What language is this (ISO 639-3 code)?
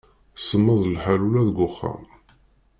kab